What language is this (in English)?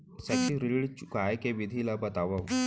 Chhattisgarhi